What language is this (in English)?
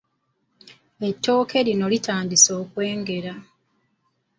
Ganda